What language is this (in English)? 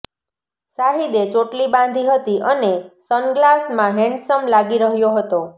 Gujarati